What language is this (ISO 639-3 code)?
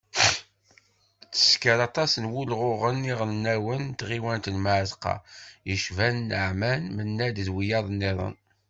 kab